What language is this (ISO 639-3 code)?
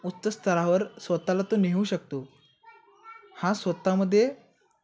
mar